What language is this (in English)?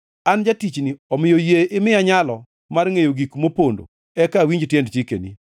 Luo (Kenya and Tanzania)